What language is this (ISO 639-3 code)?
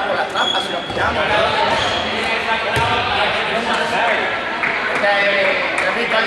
spa